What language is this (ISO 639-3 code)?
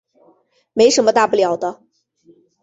zho